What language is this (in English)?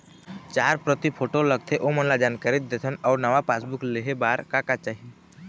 Chhattisgarhi